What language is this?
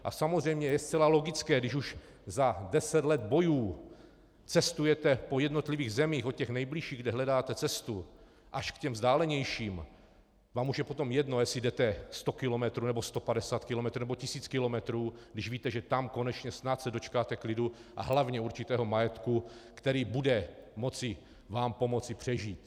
Czech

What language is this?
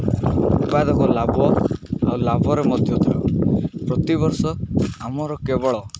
Odia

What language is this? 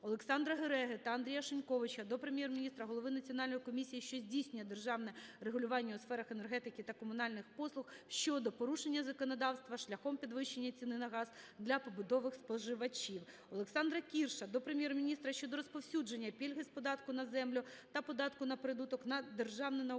Ukrainian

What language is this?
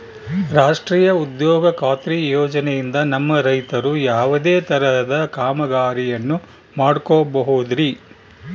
Kannada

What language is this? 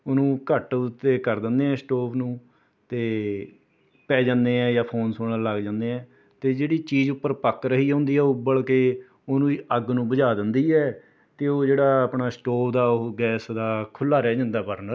Punjabi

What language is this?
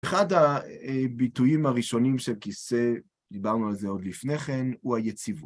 Hebrew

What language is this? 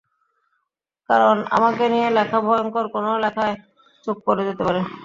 Bangla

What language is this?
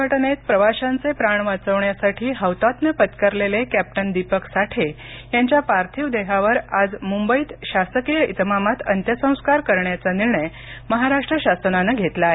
Marathi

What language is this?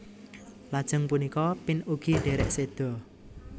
Javanese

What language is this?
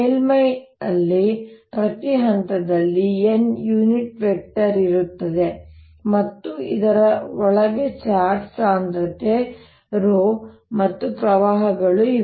Kannada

